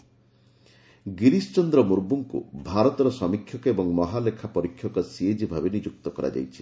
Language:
Odia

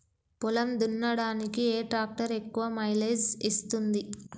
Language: Telugu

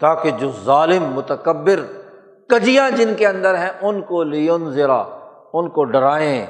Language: Urdu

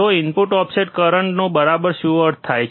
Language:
Gujarati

